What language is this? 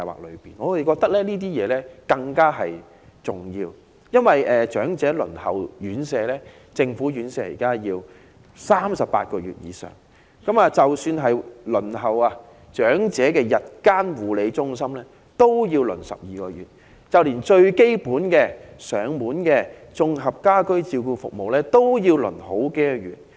Cantonese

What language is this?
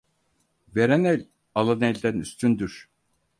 Turkish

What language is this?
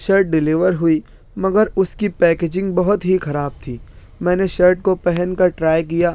Urdu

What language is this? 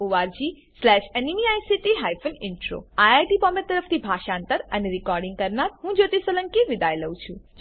Gujarati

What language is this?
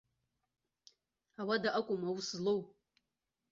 Abkhazian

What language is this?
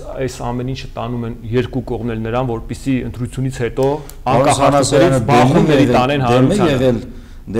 Romanian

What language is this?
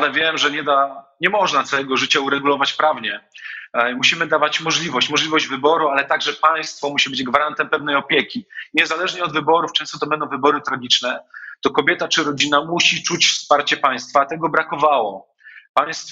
Polish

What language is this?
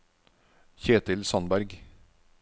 Norwegian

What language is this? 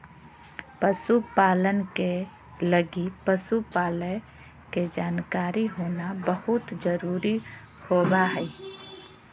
Magahi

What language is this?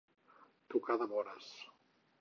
Catalan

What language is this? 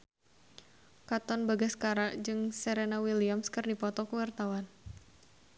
Sundanese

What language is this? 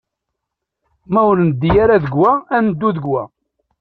Kabyle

